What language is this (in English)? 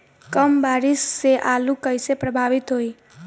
Bhojpuri